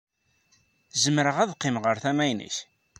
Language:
Kabyle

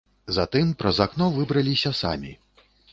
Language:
Belarusian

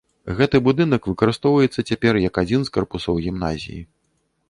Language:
Belarusian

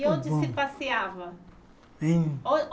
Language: Portuguese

